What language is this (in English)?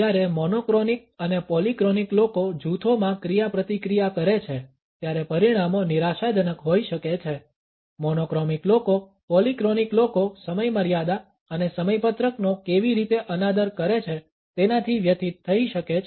Gujarati